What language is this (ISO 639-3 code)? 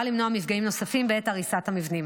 heb